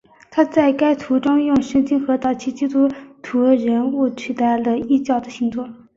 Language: Chinese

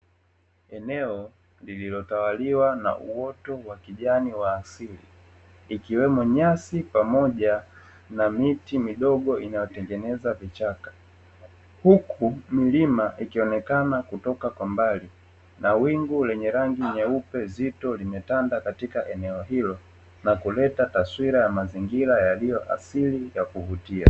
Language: Swahili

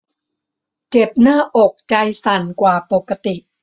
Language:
Thai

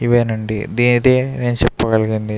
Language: Telugu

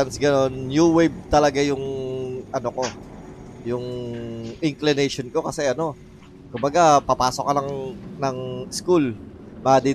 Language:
Filipino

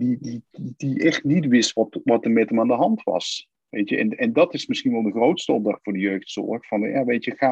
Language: Dutch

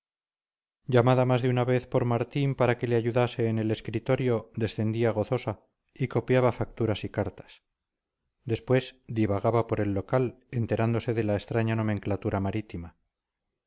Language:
Spanish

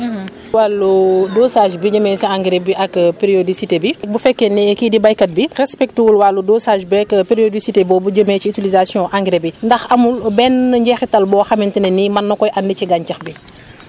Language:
Wolof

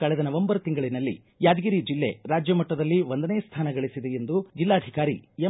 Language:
Kannada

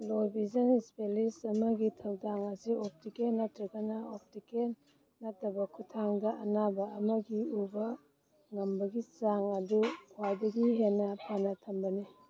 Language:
Manipuri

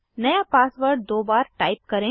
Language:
Hindi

